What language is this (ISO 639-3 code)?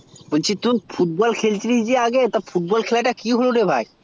ben